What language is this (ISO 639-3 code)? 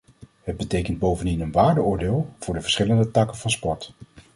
nld